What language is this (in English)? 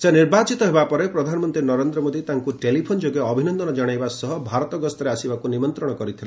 Odia